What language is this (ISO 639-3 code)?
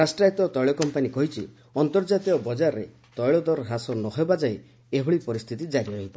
ori